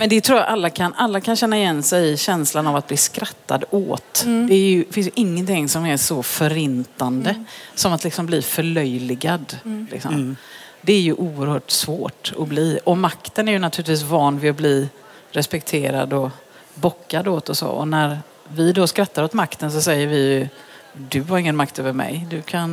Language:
Swedish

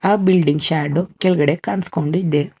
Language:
Kannada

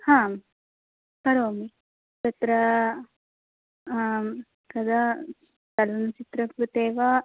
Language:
Sanskrit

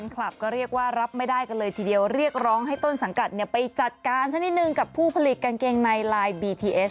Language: Thai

